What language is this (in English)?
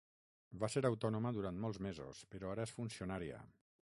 Catalan